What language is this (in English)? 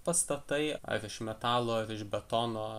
Lithuanian